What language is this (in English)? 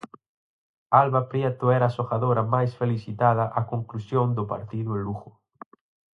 Galician